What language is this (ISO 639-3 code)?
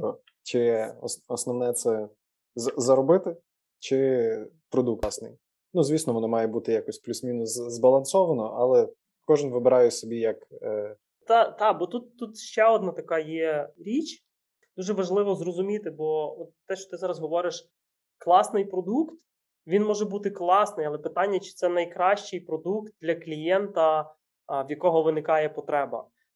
ukr